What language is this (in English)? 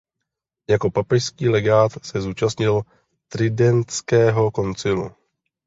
Czech